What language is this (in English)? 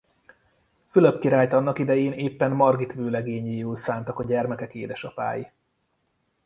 Hungarian